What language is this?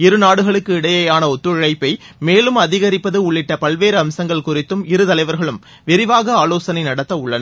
Tamil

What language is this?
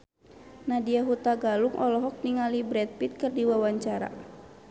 Sundanese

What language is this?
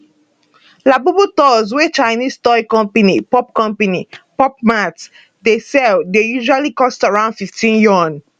Nigerian Pidgin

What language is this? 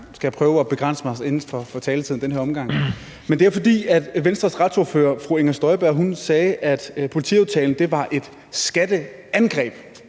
Danish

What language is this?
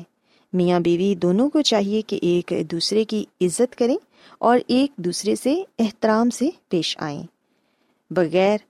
Urdu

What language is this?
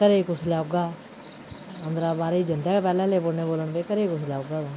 Dogri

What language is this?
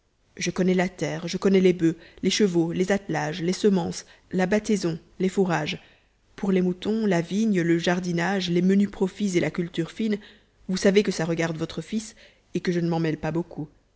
French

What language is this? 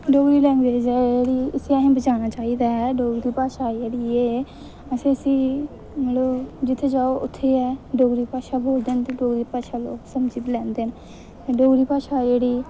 Dogri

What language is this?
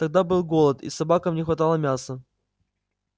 Russian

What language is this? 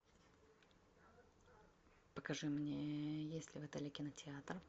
Russian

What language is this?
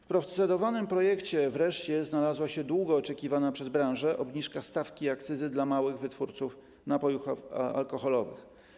Polish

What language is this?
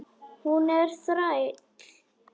Icelandic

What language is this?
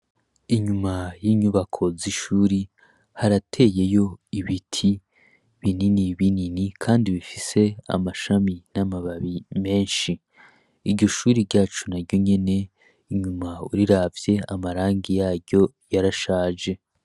Rundi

